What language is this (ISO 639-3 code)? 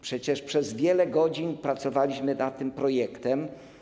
pol